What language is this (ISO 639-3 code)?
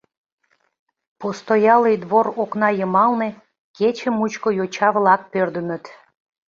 chm